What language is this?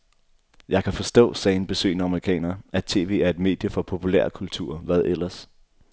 Danish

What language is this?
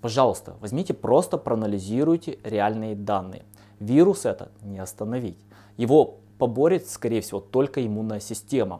Russian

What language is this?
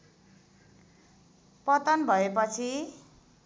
Nepali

